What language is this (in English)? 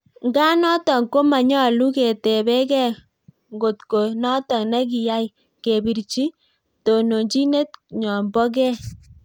Kalenjin